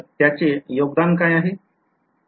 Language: Marathi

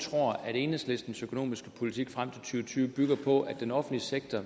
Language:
Danish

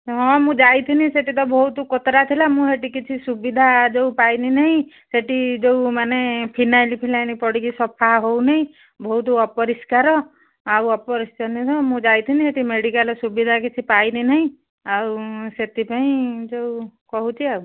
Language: Odia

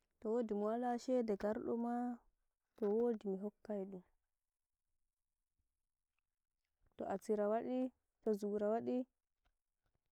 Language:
Nigerian Fulfulde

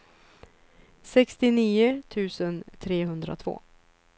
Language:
Swedish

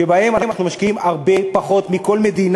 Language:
Hebrew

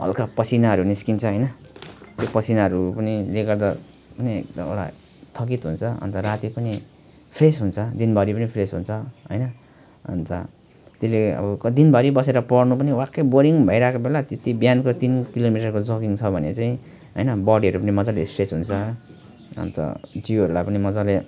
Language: Nepali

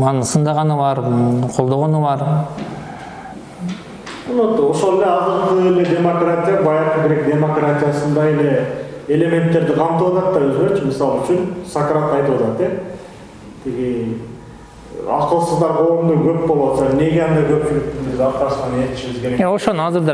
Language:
Turkish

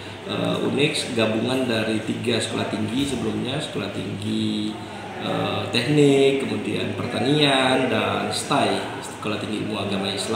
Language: Indonesian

